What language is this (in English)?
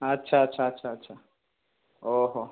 Odia